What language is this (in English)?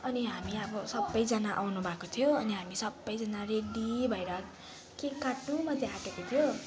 Nepali